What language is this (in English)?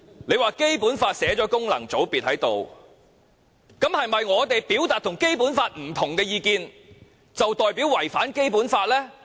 Cantonese